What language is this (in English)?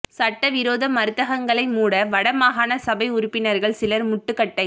Tamil